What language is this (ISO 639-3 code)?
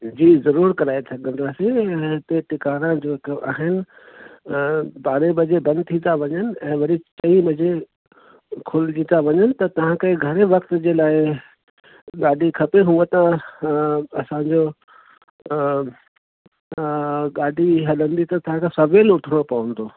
snd